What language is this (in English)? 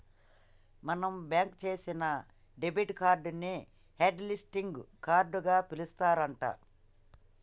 Telugu